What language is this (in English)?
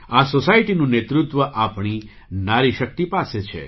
Gujarati